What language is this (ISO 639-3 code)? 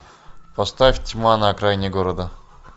rus